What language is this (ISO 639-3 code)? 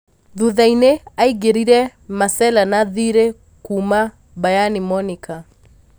kik